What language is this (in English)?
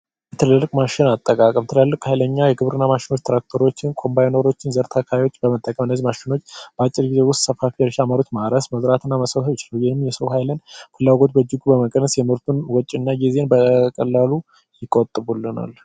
Amharic